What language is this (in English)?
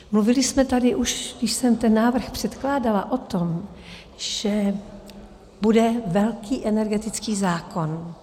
Czech